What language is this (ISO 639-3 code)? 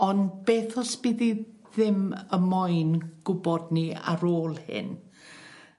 cym